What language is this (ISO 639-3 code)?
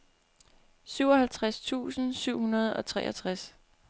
dan